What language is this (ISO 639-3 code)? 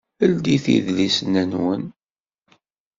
kab